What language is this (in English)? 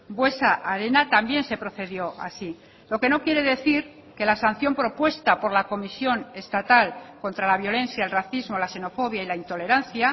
Spanish